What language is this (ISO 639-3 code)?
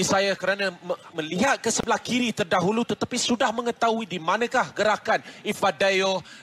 msa